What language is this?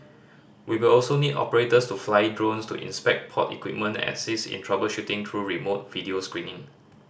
English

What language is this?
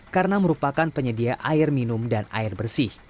Indonesian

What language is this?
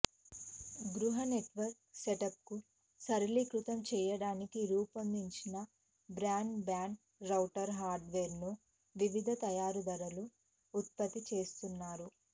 Telugu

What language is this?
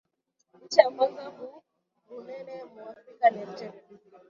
Swahili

